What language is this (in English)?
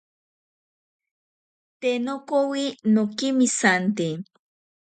Ashéninka Perené